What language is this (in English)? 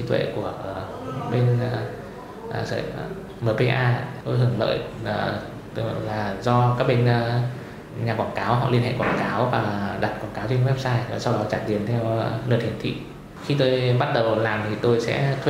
Vietnamese